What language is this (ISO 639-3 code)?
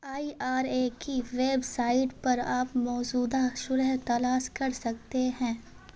urd